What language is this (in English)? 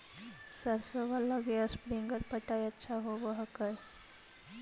Magahi